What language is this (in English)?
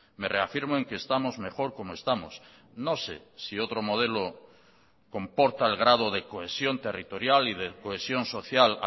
Spanish